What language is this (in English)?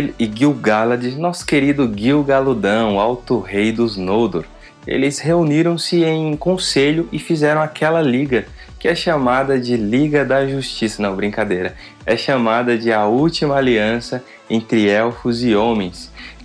Portuguese